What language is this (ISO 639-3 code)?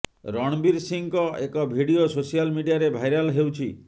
ori